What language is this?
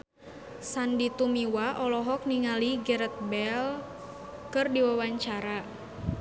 Sundanese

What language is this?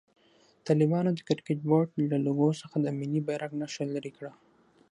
Pashto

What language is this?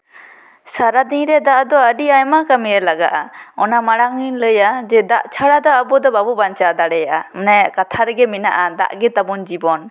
Santali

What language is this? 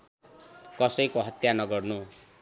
Nepali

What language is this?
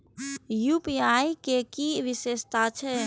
Maithili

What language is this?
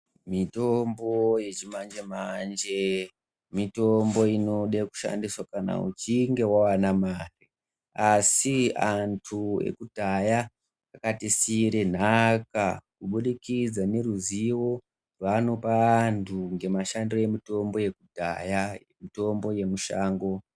Ndau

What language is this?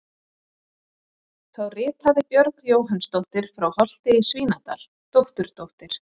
Icelandic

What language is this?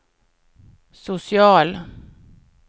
Swedish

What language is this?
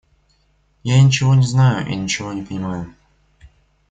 Russian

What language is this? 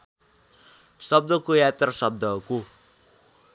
Nepali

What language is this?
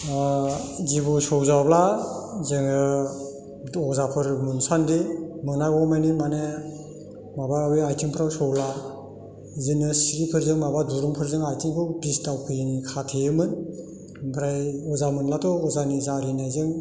Bodo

